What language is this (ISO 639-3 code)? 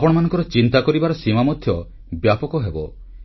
ori